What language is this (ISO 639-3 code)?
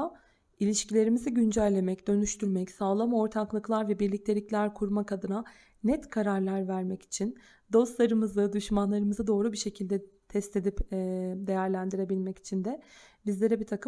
tur